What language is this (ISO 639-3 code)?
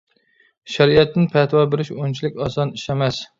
uig